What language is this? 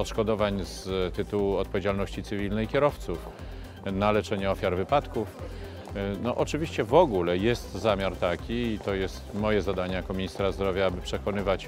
Polish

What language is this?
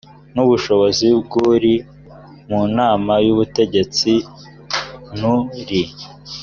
Kinyarwanda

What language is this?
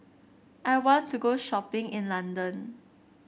English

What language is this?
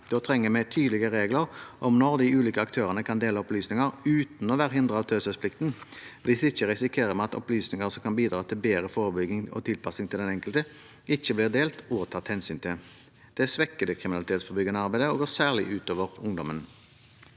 Norwegian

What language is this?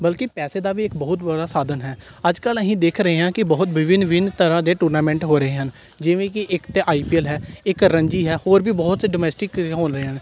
Punjabi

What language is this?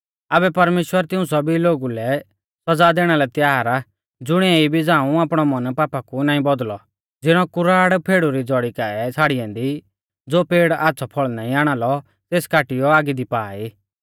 Mahasu Pahari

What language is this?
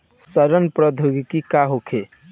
Bhojpuri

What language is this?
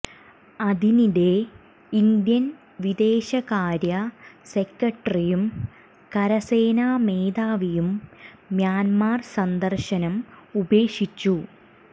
Malayalam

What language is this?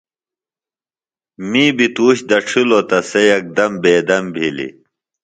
Phalura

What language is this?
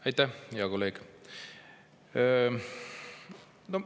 Estonian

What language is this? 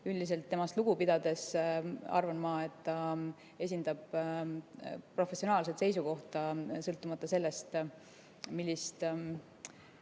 Estonian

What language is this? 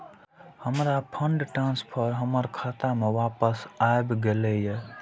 Maithili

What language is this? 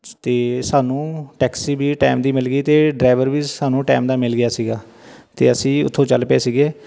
Punjabi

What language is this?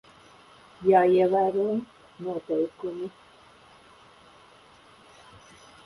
Latvian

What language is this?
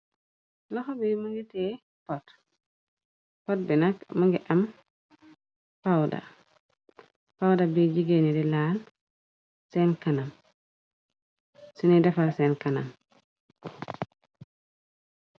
Wolof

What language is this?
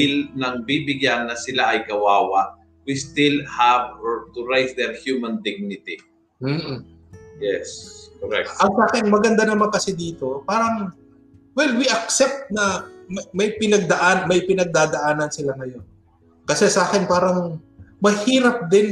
Filipino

